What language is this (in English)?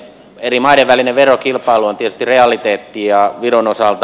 Finnish